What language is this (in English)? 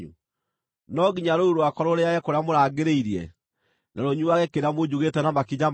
Kikuyu